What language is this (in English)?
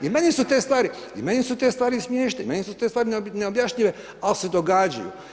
Croatian